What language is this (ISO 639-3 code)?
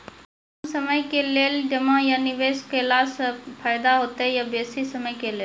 mai